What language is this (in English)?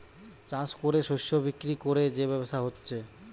Bangla